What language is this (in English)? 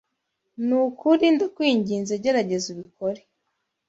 Kinyarwanda